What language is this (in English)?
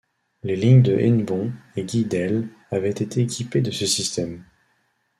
French